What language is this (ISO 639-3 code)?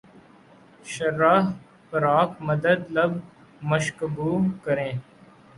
urd